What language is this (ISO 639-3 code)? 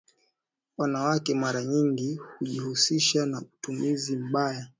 swa